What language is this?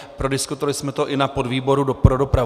Czech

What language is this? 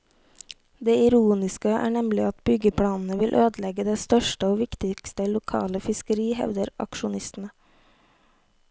Norwegian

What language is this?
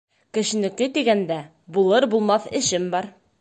Bashkir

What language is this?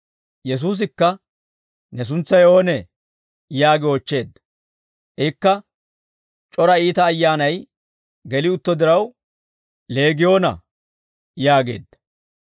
Dawro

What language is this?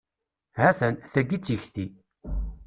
Kabyle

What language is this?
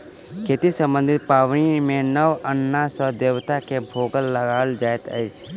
Maithili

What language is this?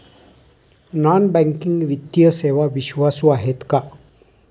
Marathi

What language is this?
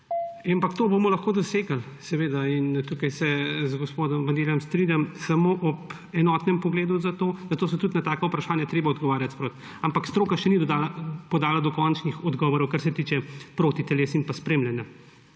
Slovenian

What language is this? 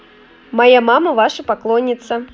Russian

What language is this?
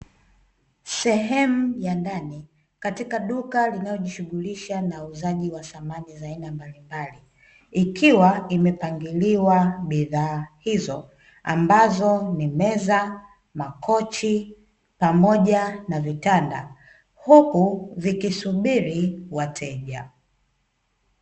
Swahili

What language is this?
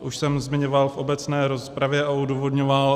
Czech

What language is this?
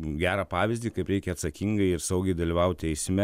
Lithuanian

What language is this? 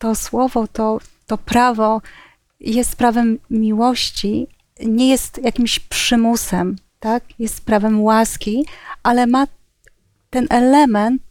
Polish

